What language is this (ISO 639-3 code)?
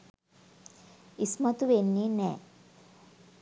sin